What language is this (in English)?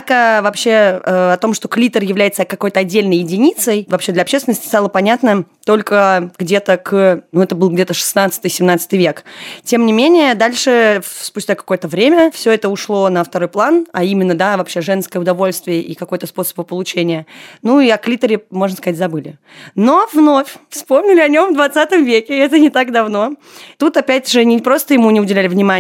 Russian